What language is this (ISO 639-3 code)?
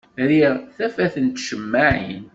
kab